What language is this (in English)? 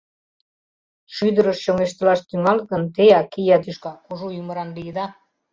Mari